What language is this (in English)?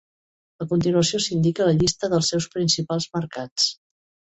Catalan